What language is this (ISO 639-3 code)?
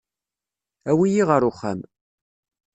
kab